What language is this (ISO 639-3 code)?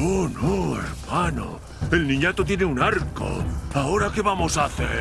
spa